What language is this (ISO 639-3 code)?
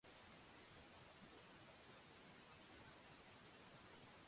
jpn